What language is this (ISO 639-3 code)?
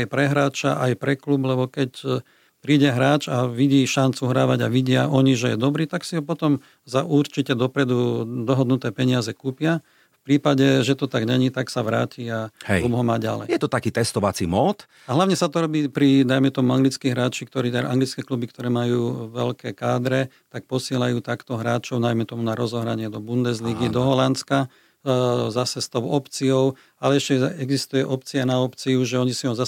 slk